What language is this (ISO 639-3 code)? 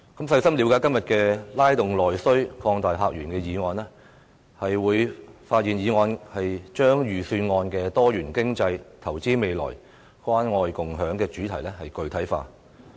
yue